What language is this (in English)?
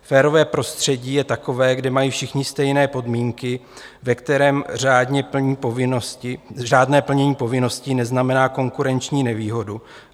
Czech